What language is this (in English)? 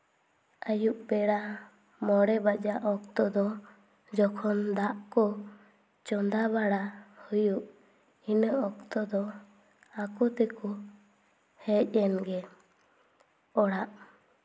Santali